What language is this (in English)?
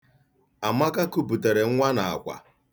Igbo